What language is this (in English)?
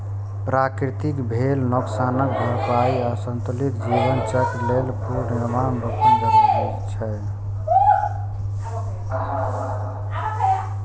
Maithili